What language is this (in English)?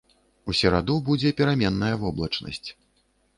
Belarusian